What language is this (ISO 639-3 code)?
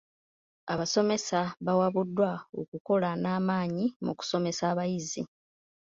lug